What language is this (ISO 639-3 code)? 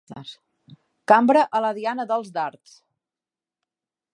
cat